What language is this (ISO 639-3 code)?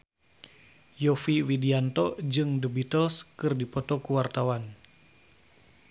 sun